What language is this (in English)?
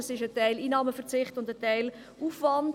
Swiss German